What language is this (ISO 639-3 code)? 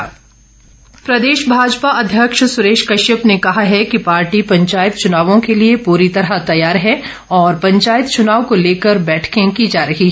hin